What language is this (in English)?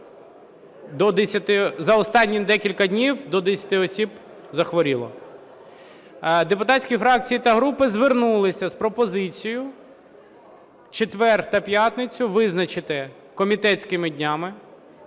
Ukrainian